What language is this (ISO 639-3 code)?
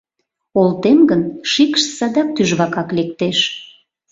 chm